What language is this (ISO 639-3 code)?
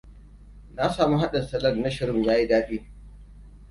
hau